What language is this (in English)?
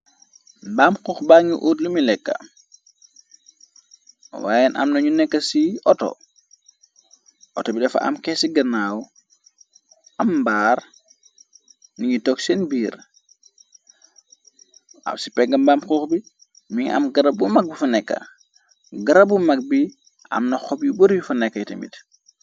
Wolof